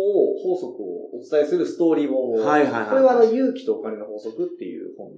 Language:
Japanese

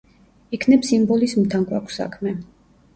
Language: Georgian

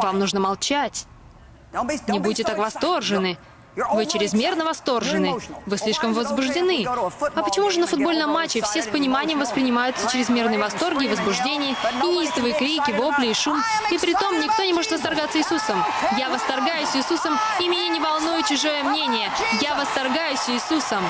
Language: Russian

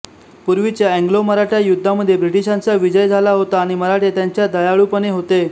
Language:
Marathi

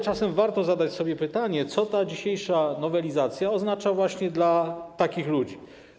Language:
Polish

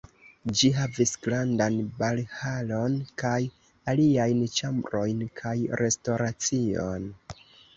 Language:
Esperanto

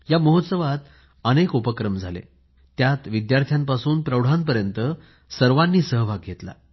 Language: Marathi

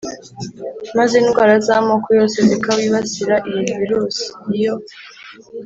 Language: Kinyarwanda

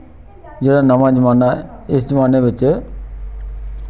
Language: Dogri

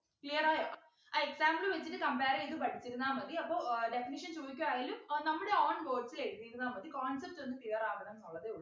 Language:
Malayalam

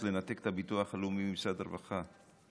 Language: Hebrew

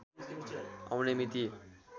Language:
Nepali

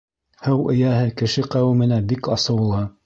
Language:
Bashkir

